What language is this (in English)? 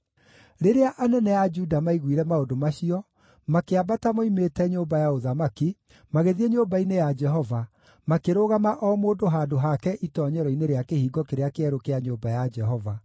Kikuyu